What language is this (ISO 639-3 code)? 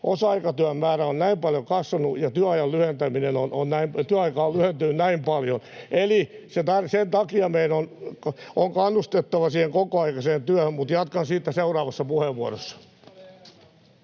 fin